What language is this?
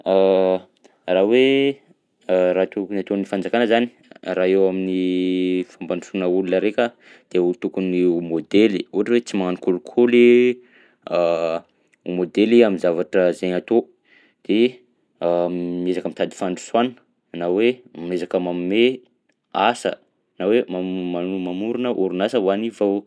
Southern Betsimisaraka Malagasy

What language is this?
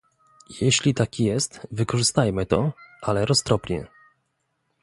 Polish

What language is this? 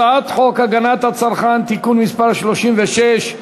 Hebrew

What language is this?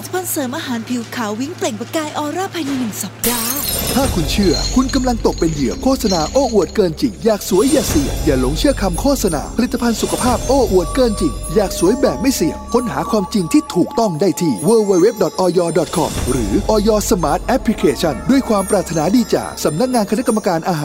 Thai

